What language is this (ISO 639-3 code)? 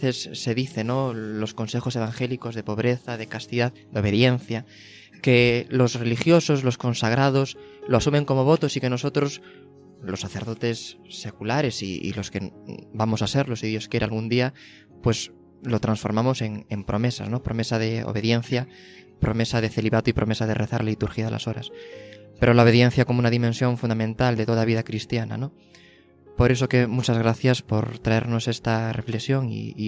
spa